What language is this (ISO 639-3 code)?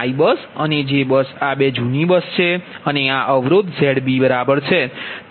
guj